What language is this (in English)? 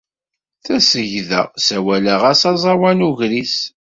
Kabyle